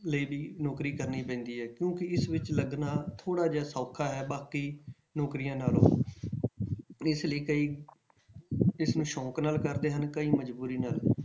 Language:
Punjabi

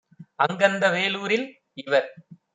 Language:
Tamil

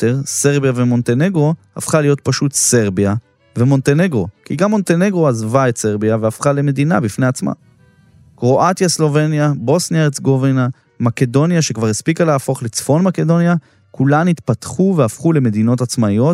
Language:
Hebrew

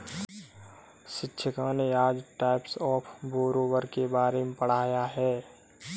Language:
Hindi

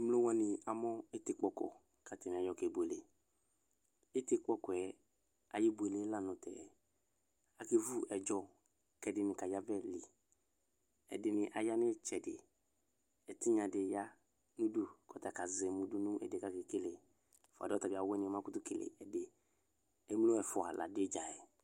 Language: Ikposo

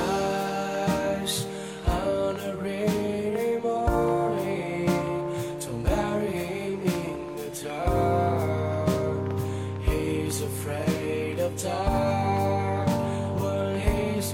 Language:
Chinese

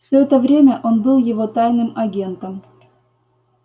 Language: Russian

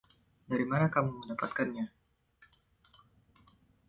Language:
Indonesian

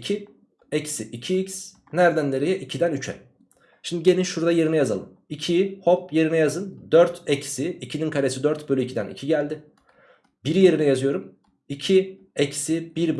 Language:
Turkish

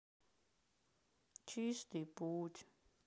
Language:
Russian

